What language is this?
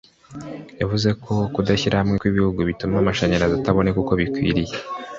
Kinyarwanda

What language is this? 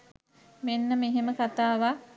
Sinhala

